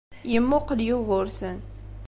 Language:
Kabyle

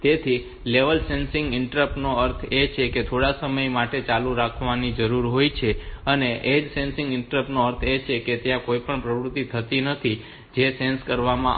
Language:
Gujarati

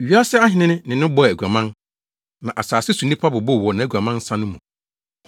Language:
Akan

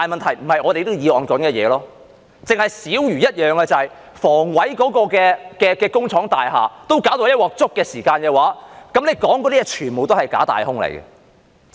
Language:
Cantonese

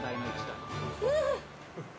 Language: Japanese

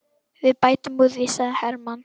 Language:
Icelandic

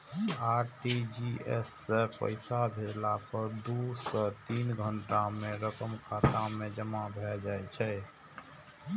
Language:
Maithili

